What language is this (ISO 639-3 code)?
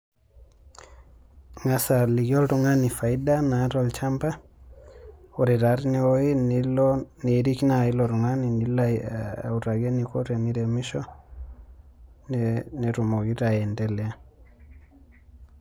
mas